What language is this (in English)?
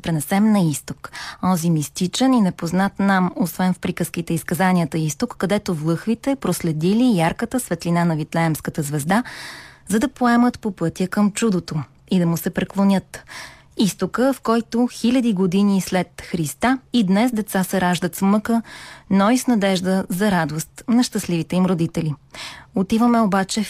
Bulgarian